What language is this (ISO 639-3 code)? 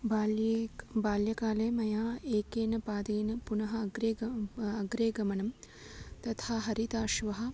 san